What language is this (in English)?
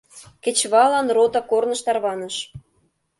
Mari